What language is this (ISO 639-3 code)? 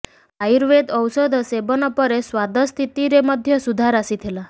ori